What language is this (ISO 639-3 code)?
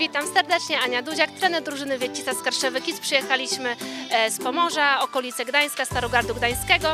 pol